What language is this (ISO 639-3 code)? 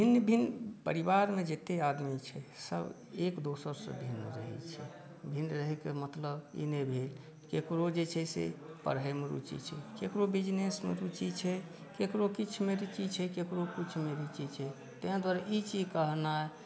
mai